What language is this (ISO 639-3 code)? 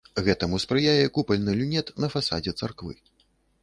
bel